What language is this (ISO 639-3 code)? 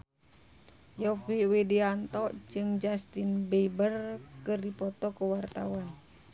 sun